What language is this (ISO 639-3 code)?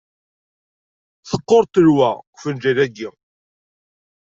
kab